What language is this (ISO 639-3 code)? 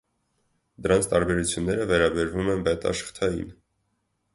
hye